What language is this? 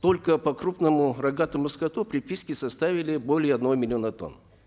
Kazakh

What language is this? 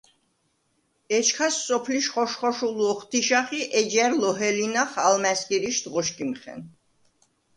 Svan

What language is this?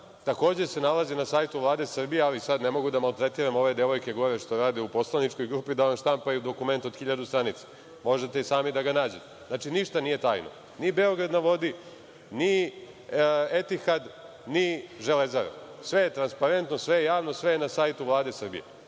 Serbian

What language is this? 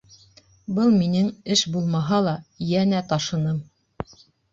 Bashkir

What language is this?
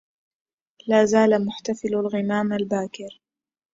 Arabic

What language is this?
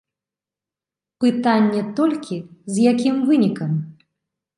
Belarusian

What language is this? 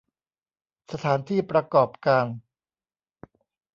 Thai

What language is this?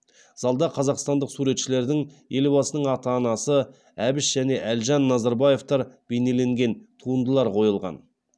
Kazakh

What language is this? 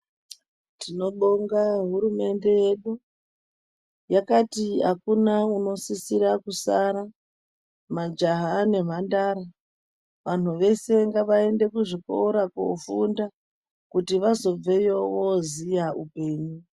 Ndau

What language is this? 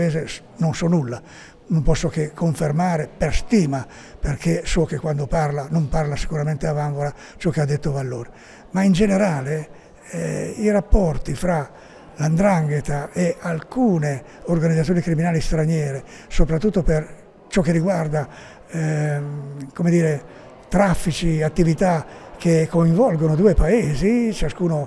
Italian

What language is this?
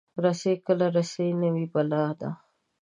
Pashto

